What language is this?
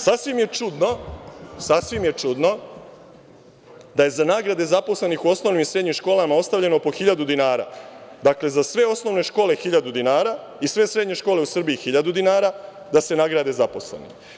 Serbian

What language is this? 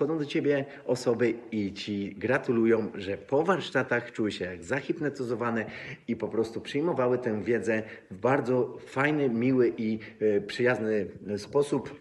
Polish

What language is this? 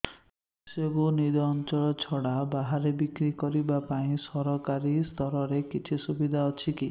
Odia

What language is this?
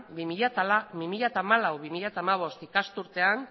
Basque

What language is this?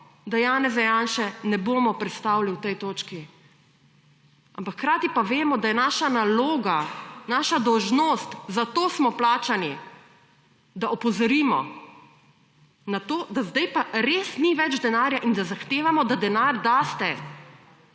Slovenian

